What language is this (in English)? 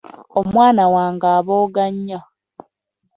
Ganda